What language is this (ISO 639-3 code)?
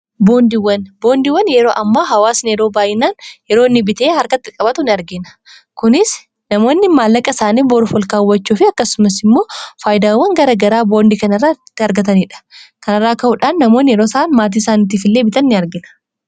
orm